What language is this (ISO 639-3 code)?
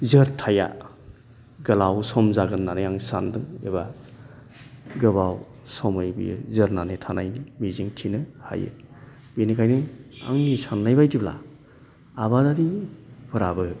brx